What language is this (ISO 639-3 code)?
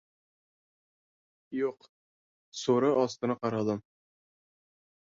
uzb